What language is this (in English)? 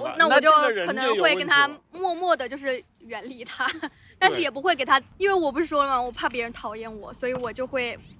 Chinese